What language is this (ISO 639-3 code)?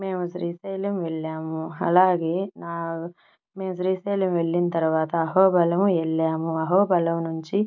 tel